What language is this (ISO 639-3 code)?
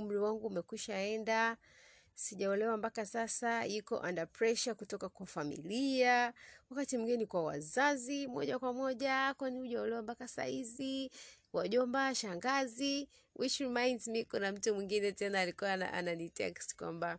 swa